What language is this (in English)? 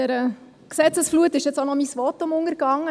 Swiss German